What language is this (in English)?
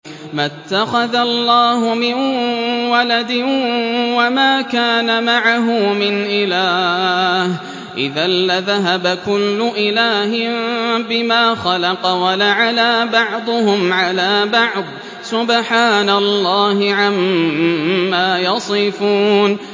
Arabic